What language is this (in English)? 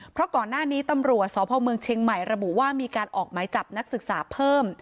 Thai